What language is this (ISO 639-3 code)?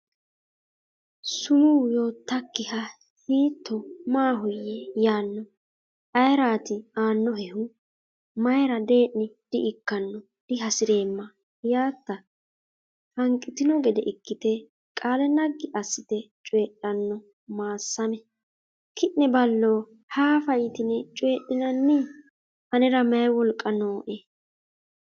sid